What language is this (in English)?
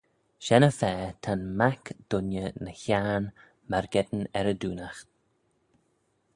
Manx